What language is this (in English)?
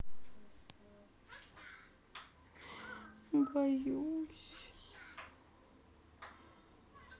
Russian